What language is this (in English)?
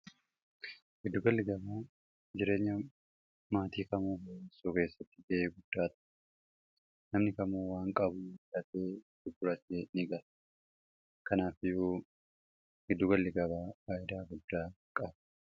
Oromo